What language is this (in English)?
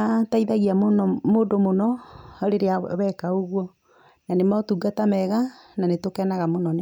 Kikuyu